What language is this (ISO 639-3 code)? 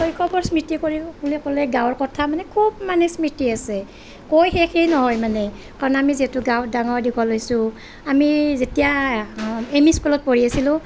asm